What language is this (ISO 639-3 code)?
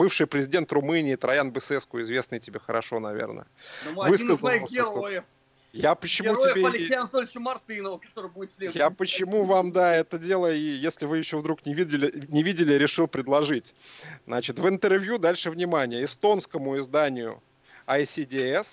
rus